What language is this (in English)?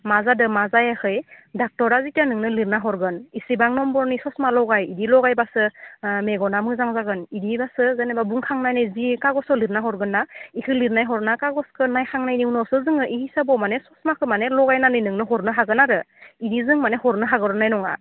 Bodo